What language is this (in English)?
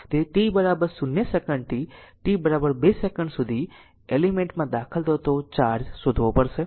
Gujarati